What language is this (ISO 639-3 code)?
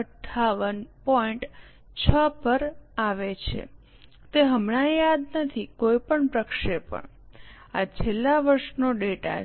guj